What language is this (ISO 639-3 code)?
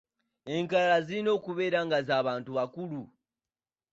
lug